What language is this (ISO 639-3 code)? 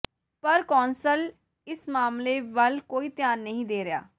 pan